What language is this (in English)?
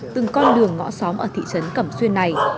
Vietnamese